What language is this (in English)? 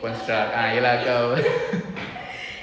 English